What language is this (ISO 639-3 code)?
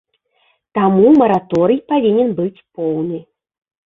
bel